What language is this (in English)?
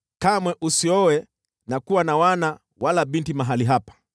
Swahili